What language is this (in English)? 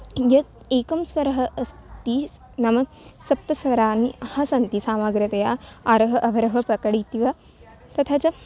Sanskrit